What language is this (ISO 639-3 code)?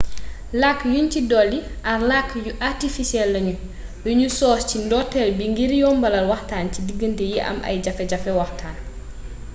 wol